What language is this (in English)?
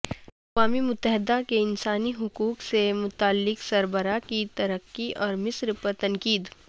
Urdu